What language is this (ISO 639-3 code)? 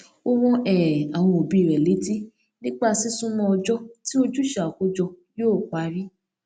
yor